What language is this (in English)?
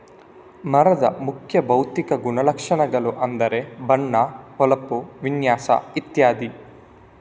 Kannada